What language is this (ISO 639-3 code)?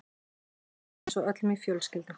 isl